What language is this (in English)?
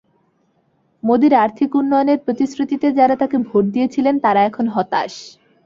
Bangla